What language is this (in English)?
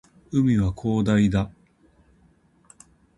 Japanese